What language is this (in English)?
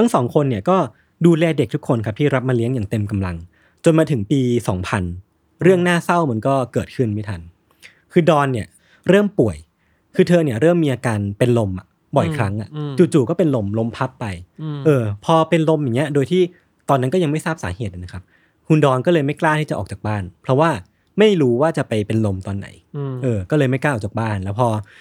Thai